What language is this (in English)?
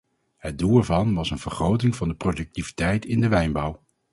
Dutch